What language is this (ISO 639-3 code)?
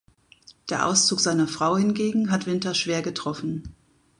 deu